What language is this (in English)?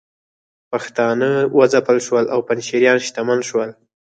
Pashto